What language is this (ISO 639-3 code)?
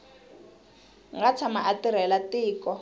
tso